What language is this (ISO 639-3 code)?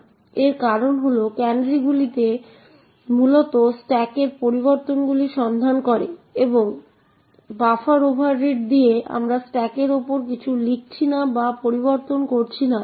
ben